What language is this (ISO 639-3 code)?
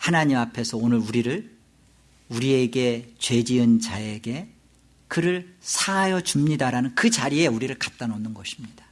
kor